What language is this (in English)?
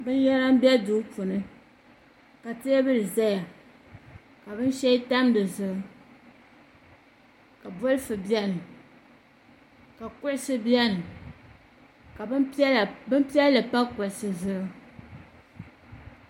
Dagbani